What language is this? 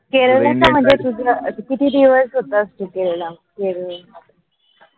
Marathi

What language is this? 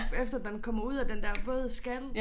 Danish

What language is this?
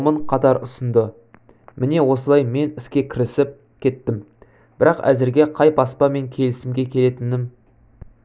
Kazakh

